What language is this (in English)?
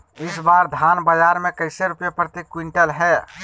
Magahi